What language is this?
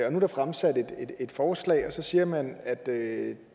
Danish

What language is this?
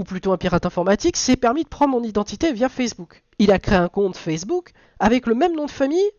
French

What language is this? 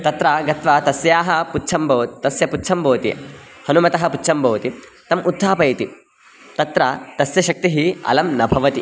Sanskrit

